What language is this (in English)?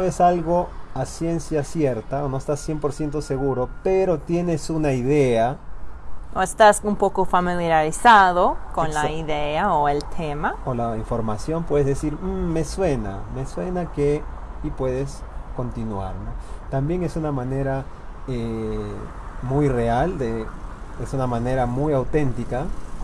Spanish